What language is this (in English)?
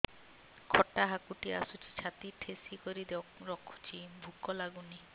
Odia